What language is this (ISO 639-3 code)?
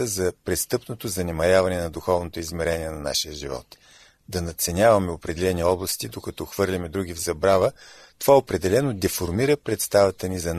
bul